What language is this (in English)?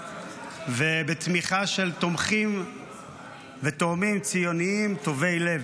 Hebrew